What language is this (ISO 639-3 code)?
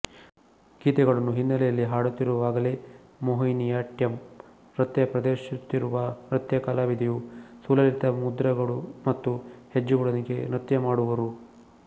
kan